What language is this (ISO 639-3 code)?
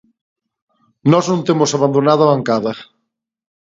glg